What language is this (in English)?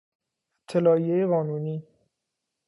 Persian